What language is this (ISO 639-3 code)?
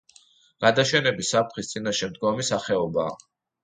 kat